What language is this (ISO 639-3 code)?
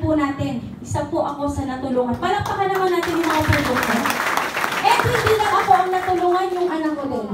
fil